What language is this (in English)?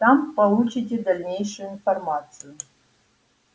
Russian